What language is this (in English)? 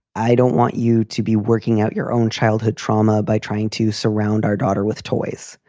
English